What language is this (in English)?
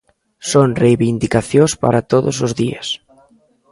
Galician